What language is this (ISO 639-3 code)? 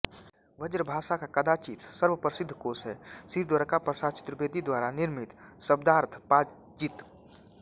hin